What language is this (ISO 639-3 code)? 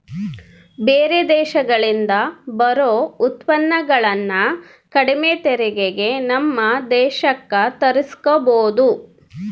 kan